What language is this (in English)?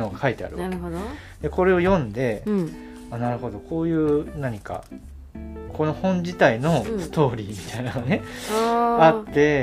Japanese